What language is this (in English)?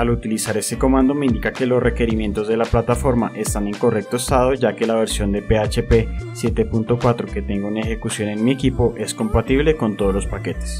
Spanish